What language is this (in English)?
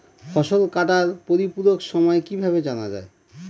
Bangla